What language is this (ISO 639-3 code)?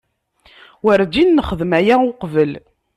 kab